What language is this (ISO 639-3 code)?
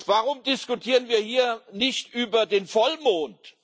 deu